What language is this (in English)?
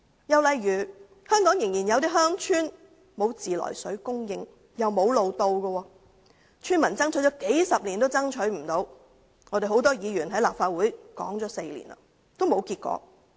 Cantonese